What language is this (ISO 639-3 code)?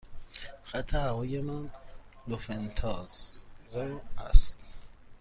fas